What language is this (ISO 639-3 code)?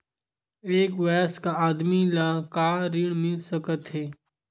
hne